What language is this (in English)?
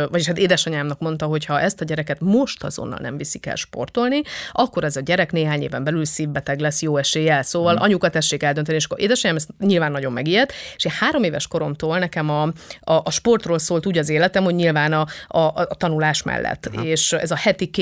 Hungarian